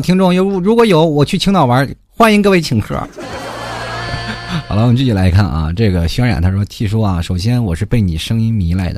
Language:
Chinese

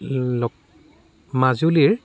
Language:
Assamese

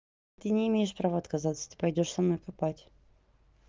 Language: Russian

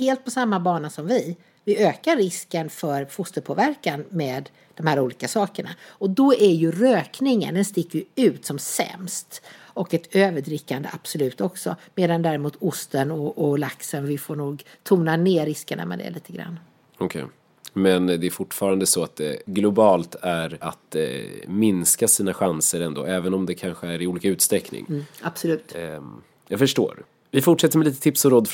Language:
Swedish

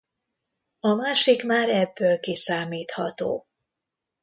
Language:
Hungarian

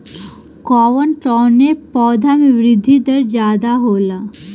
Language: Bhojpuri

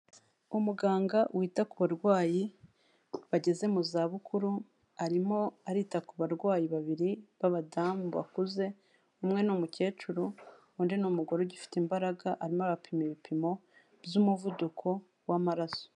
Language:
Kinyarwanda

